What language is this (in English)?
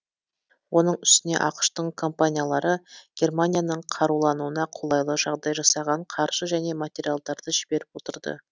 Kazakh